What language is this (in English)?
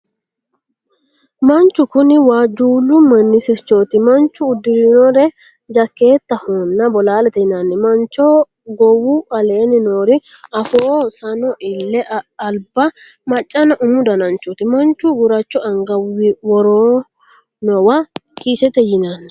Sidamo